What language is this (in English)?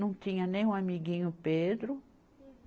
Portuguese